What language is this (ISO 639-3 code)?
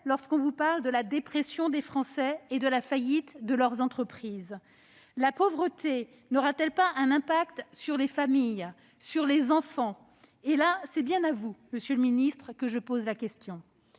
fra